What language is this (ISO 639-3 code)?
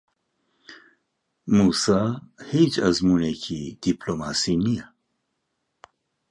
ckb